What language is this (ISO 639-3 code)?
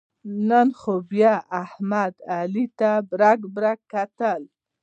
pus